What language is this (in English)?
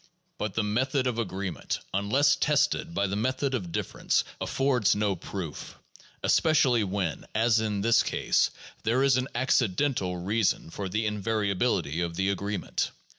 English